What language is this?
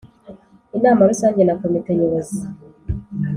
Kinyarwanda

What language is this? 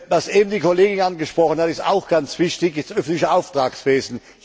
German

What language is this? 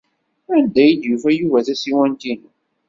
Kabyle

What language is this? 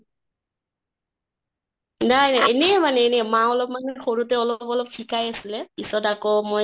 Assamese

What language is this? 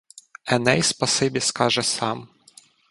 Ukrainian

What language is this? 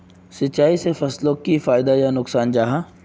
Magahi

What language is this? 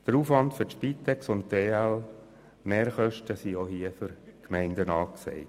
Swiss German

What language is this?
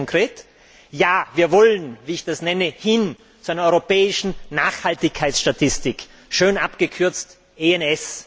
German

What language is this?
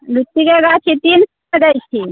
Maithili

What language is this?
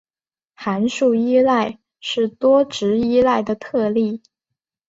Chinese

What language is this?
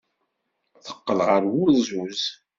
Kabyle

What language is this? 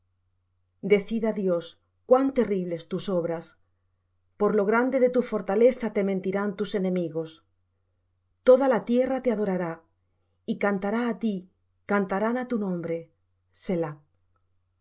Spanish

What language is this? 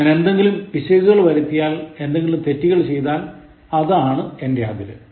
Malayalam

